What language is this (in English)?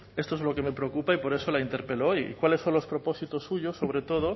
Spanish